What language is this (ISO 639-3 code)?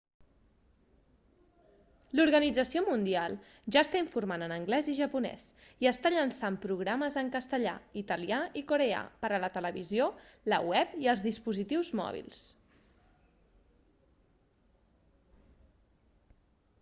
cat